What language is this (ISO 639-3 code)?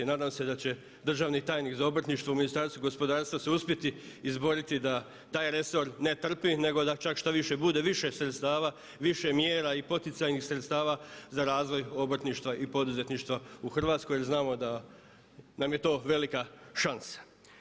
hrv